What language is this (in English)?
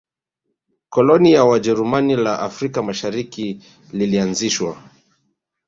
Swahili